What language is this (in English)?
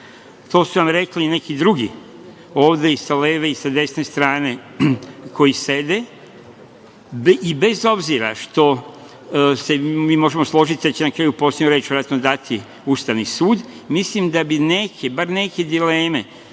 Serbian